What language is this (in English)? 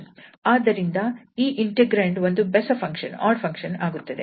Kannada